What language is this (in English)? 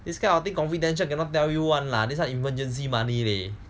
English